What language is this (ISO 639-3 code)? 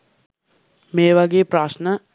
sin